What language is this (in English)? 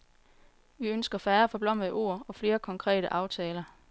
Danish